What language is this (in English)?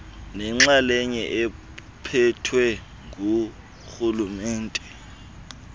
Xhosa